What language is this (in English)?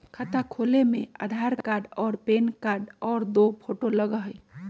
Magahi